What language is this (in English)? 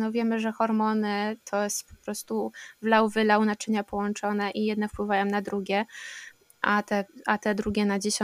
Polish